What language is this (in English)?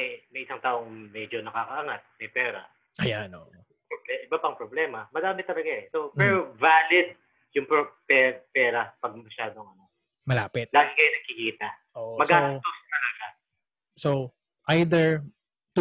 Filipino